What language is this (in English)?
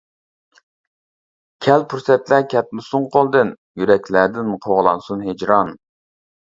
Uyghur